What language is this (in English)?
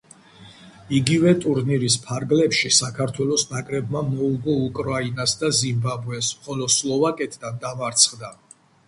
Georgian